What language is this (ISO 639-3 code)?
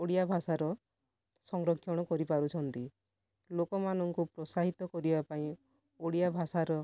ori